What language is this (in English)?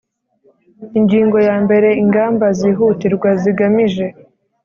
Kinyarwanda